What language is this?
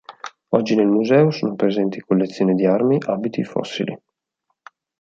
Italian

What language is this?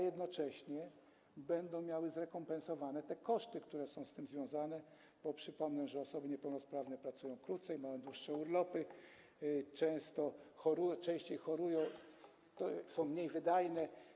Polish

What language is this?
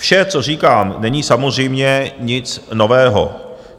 Czech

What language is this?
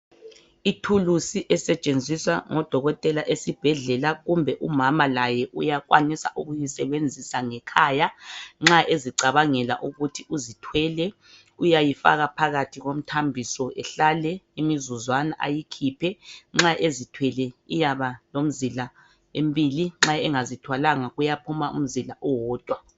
North Ndebele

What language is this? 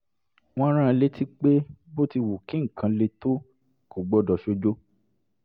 Yoruba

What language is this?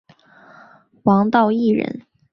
Chinese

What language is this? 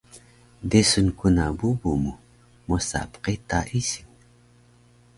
Taroko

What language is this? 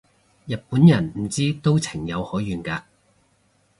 Cantonese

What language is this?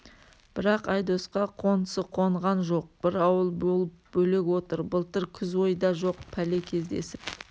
Kazakh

